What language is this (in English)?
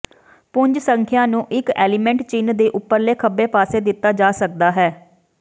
Punjabi